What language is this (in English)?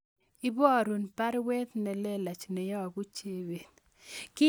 Kalenjin